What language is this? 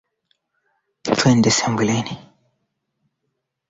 Swahili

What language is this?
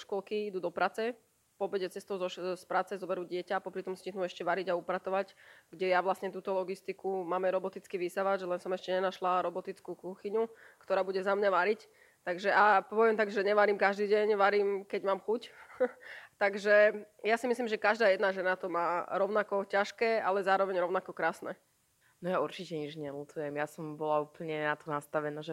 Slovak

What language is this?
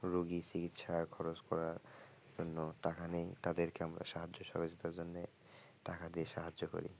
Bangla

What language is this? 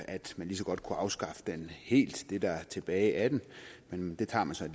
Danish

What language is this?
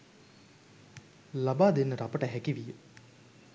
Sinhala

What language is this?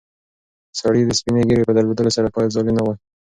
Pashto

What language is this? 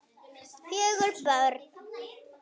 Icelandic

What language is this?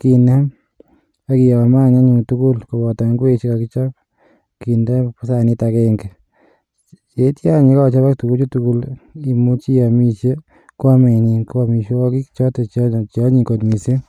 Kalenjin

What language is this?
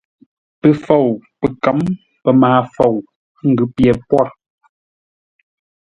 Ngombale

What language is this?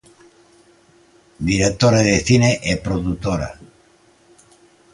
Galician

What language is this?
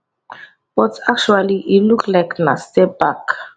Nigerian Pidgin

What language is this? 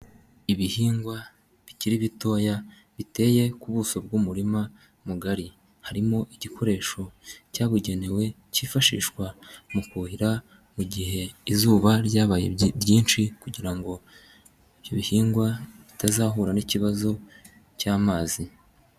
Kinyarwanda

